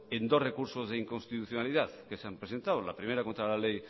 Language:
Spanish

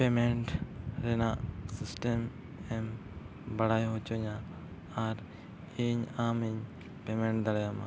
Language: Santali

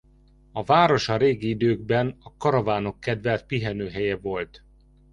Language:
Hungarian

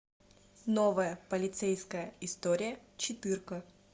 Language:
Russian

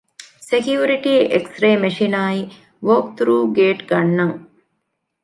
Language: Divehi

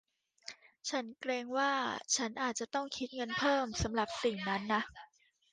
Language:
Thai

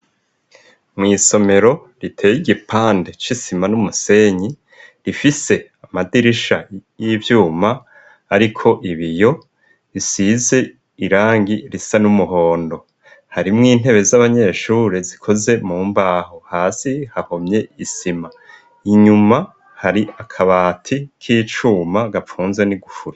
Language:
Rundi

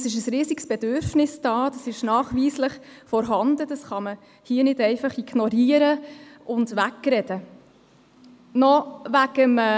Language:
Swiss German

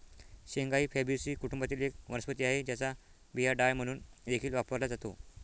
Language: Marathi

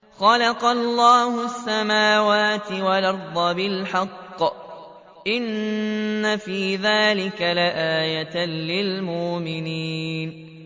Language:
Arabic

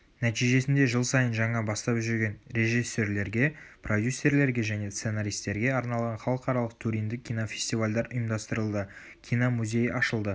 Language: Kazakh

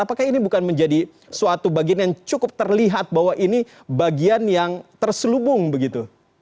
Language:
Indonesian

